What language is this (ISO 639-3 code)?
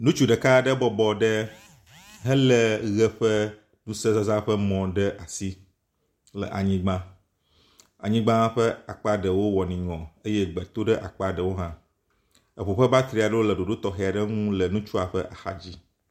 ewe